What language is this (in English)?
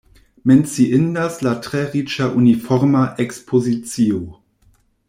Esperanto